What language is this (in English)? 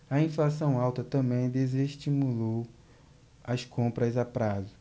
Portuguese